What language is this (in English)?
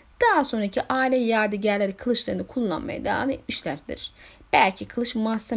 Turkish